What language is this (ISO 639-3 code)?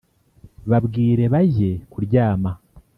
kin